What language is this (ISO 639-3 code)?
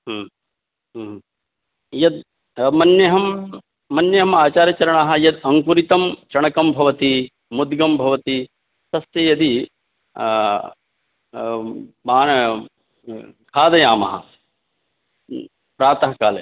san